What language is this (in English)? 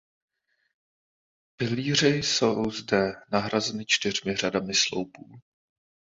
Czech